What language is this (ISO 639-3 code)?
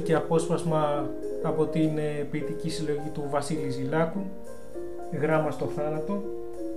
ell